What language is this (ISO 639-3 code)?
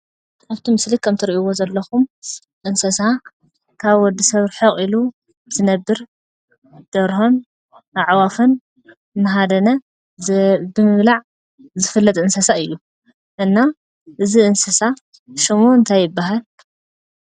tir